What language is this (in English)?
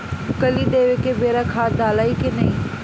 Bhojpuri